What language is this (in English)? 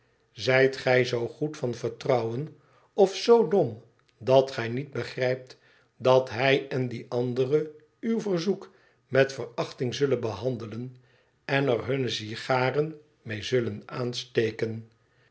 Dutch